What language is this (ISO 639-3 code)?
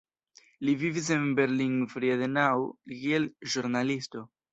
epo